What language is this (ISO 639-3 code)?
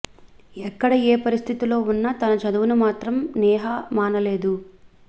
tel